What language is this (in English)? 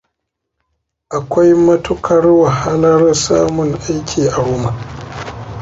Hausa